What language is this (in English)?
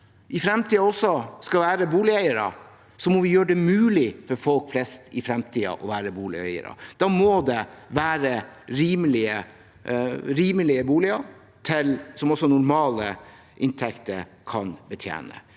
Norwegian